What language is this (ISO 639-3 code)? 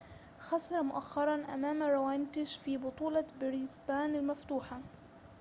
ara